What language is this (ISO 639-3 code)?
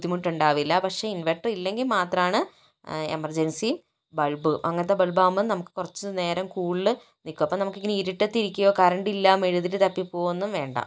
mal